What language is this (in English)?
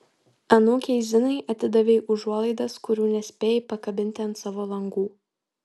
Lithuanian